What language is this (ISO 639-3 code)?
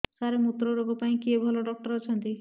ori